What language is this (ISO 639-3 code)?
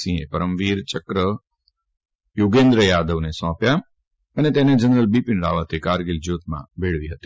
guj